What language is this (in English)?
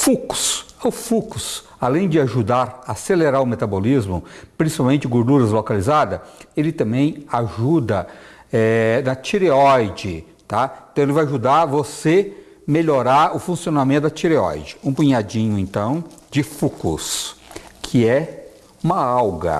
Portuguese